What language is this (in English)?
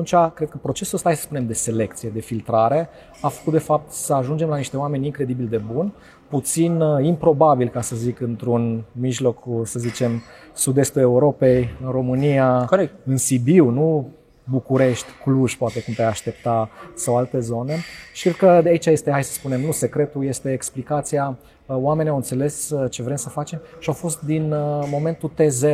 Romanian